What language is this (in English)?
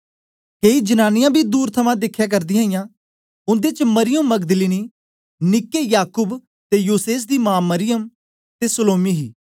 Dogri